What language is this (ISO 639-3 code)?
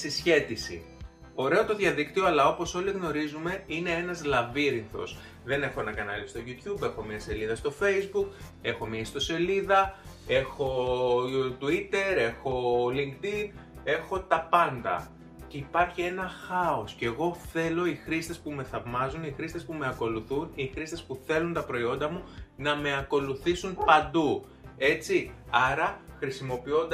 ell